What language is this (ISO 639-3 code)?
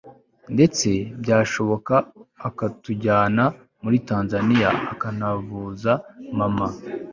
kin